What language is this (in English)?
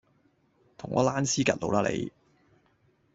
Cantonese